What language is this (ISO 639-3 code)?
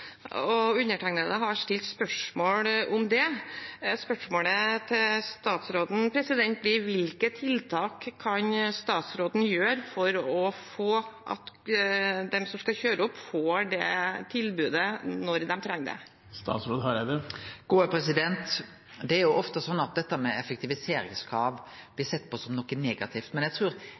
nor